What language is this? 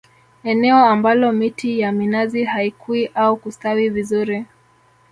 Swahili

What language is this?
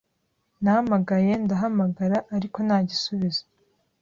Kinyarwanda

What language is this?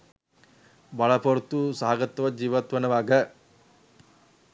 Sinhala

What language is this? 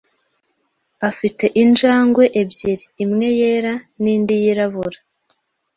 Kinyarwanda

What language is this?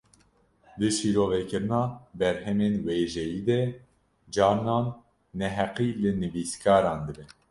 Kurdish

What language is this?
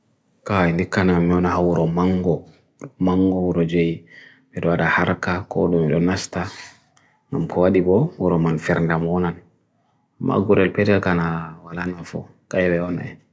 Bagirmi Fulfulde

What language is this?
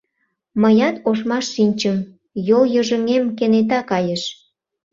Mari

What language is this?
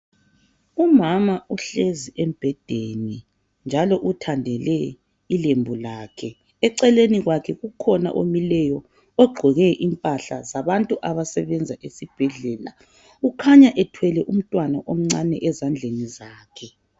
North Ndebele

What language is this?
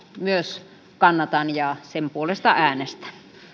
Finnish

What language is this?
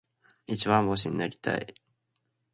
Japanese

